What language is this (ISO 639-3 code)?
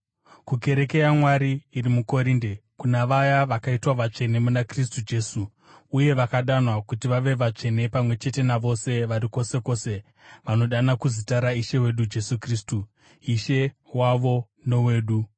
sna